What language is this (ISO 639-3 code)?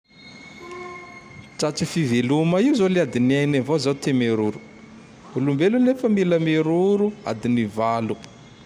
tdx